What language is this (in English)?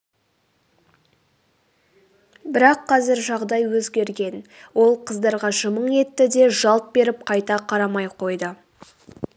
Kazakh